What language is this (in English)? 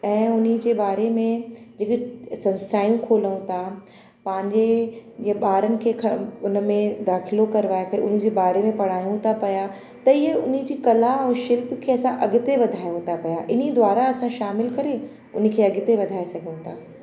Sindhi